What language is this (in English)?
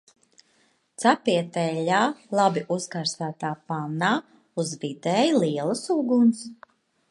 Latvian